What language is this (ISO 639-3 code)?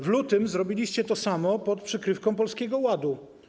pol